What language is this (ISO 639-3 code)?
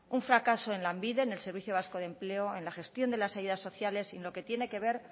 spa